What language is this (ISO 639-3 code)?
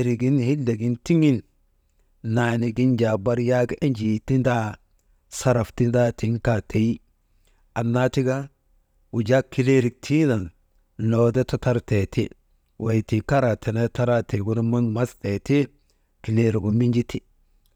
mde